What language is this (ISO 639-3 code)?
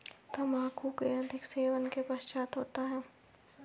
hin